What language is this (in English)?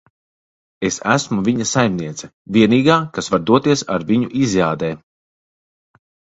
Latvian